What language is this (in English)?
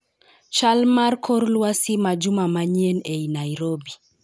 Luo (Kenya and Tanzania)